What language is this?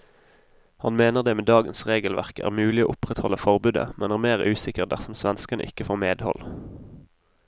Norwegian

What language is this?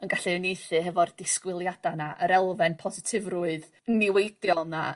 Welsh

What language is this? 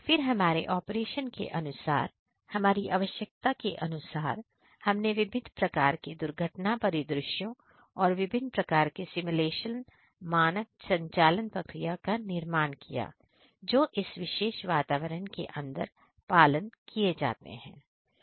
Hindi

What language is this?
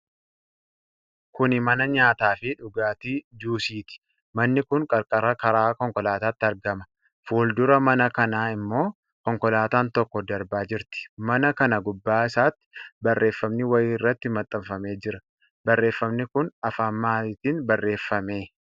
Oromo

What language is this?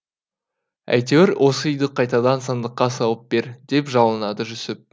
Kazakh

